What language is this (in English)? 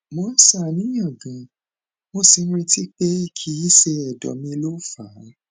Yoruba